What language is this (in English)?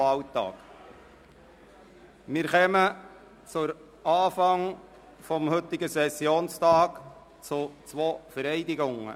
Swiss German